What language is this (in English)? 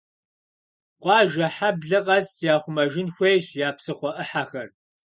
Kabardian